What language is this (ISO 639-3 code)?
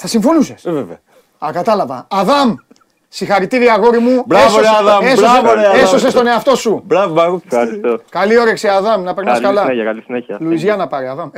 ell